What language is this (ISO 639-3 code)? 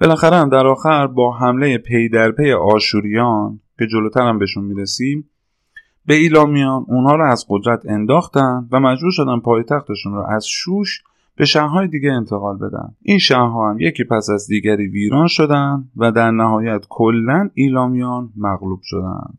fas